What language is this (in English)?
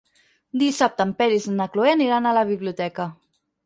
Catalan